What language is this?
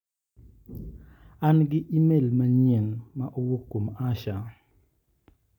Luo (Kenya and Tanzania)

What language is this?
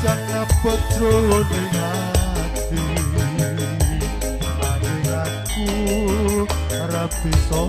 Romanian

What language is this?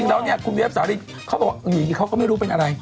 Thai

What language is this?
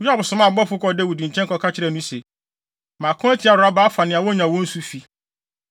Akan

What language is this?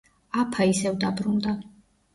Georgian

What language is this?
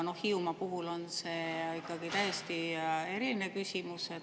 Estonian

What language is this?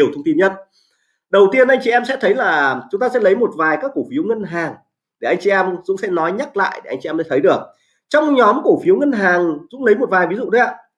Vietnamese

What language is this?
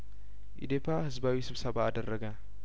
Amharic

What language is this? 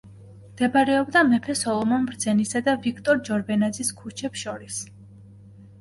Georgian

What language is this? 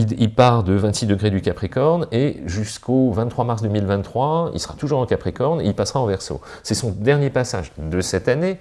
French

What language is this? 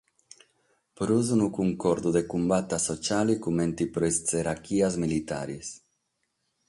Sardinian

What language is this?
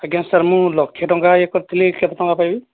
Odia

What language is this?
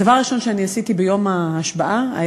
Hebrew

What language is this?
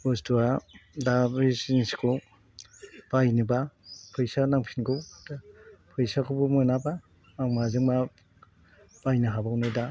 Bodo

